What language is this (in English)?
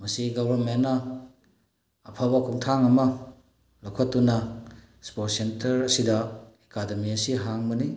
Manipuri